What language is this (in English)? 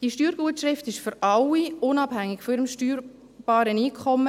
Swiss German